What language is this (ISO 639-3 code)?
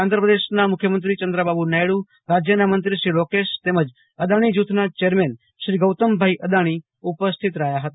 guj